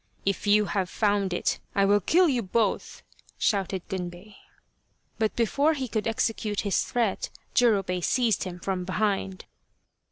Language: English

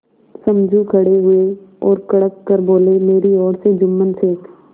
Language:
Hindi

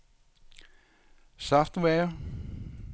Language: Danish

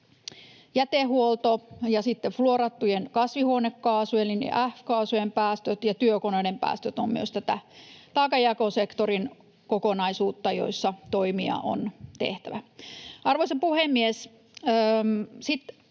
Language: Finnish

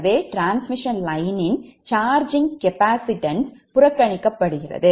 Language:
Tamil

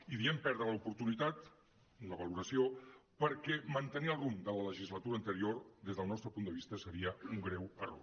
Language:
Catalan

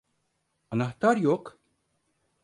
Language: Turkish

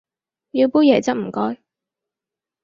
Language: Cantonese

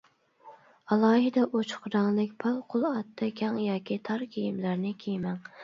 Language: Uyghur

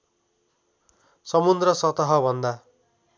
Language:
Nepali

